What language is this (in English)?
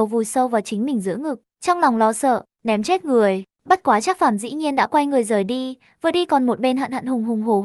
Vietnamese